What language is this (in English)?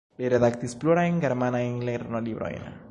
Esperanto